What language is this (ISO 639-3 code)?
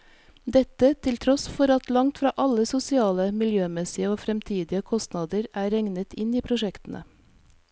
nor